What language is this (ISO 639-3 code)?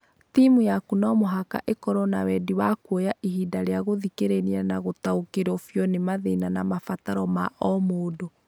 kik